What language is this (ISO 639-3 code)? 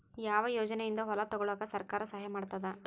kan